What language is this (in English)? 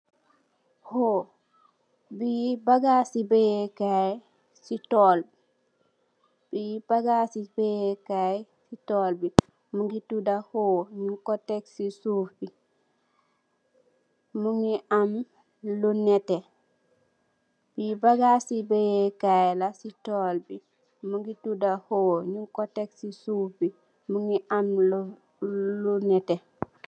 Wolof